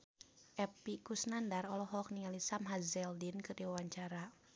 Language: Sundanese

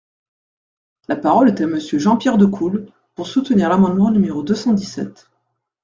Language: French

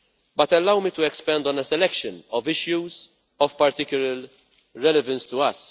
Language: English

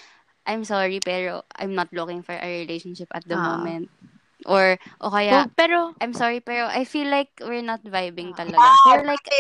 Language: Filipino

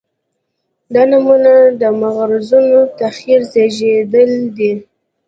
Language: Pashto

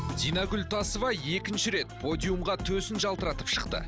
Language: Kazakh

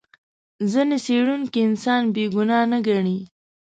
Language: Pashto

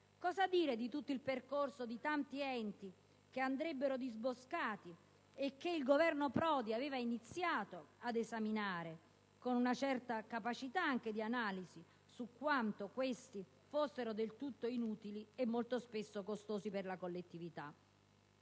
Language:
Italian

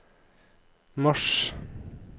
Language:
Norwegian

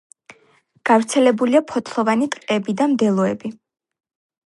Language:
Georgian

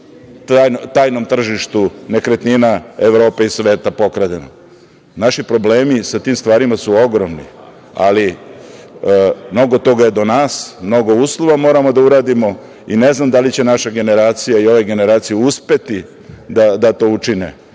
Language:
Serbian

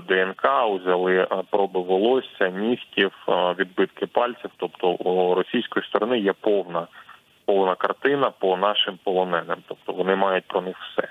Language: Ukrainian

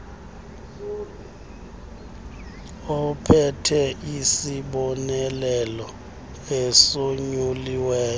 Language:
Xhosa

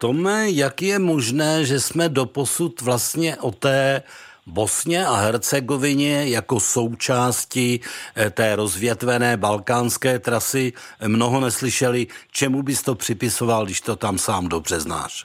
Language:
Czech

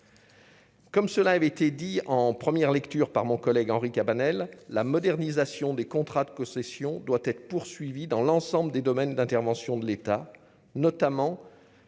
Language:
French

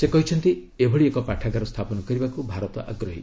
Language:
Odia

